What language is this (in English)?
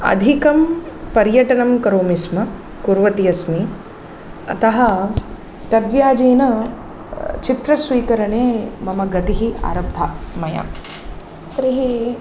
Sanskrit